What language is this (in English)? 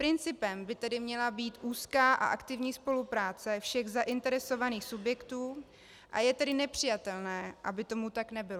Czech